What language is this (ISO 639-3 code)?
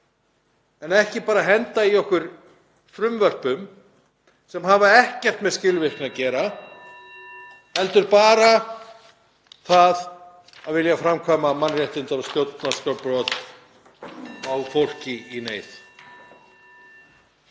isl